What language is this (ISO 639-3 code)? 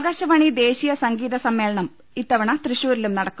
mal